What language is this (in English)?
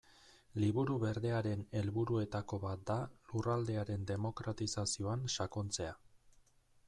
Basque